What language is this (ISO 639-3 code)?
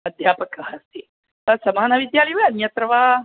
san